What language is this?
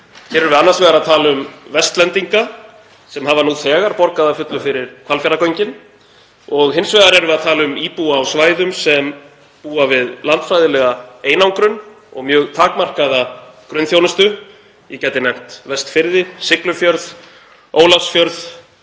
Icelandic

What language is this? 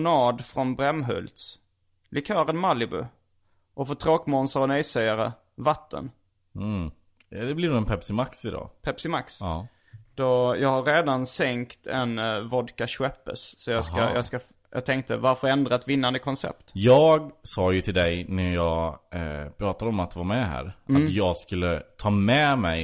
Swedish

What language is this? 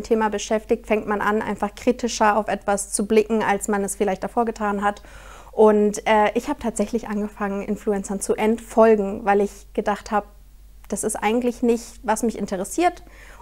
German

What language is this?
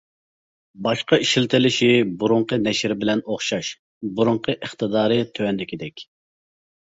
Uyghur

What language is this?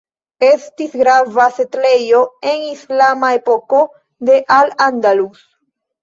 Esperanto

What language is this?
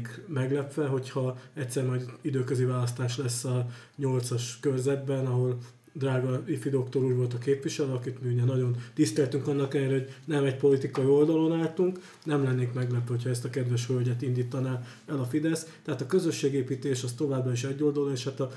Hungarian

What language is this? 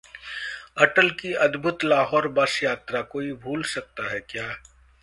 Hindi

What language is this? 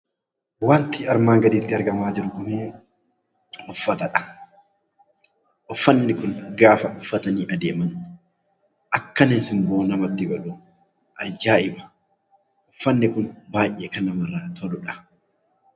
Oromo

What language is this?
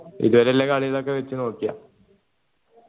Malayalam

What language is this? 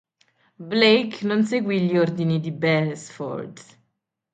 Italian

